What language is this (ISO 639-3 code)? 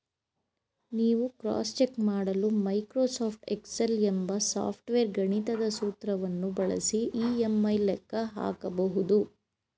kan